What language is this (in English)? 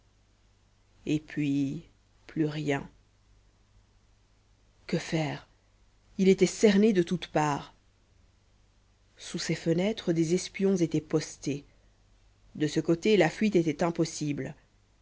French